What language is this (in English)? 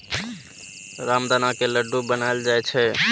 Maithili